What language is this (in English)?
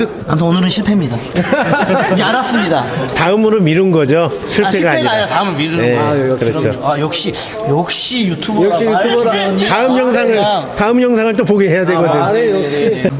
Korean